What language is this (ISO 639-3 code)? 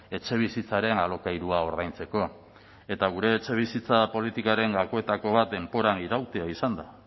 eus